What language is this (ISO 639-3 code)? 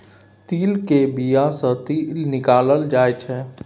mai